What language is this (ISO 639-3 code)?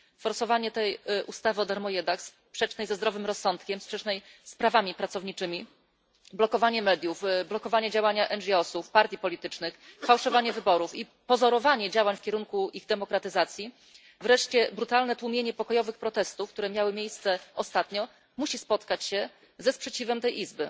pol